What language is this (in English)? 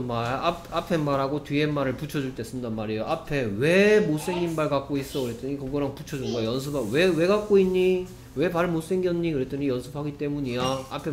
Korean